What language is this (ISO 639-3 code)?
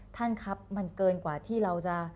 tha